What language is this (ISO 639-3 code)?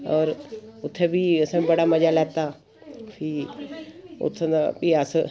doi